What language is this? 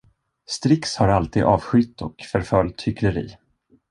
Swedish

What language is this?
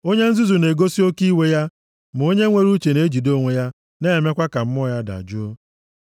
Igbo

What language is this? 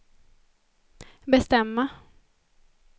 Swedish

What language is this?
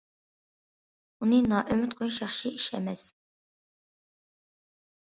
Uyghur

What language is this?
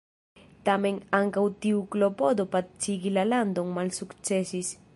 Esperanto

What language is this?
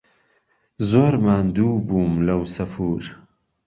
Central Kurdish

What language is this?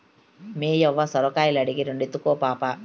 Telugu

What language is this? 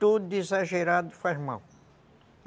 Portuguese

